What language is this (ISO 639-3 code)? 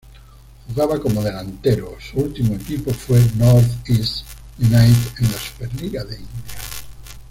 spa